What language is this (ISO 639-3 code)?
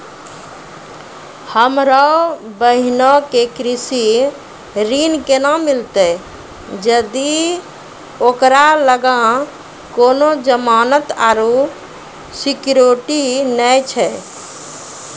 mai